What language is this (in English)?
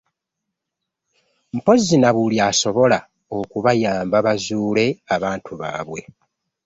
Ganda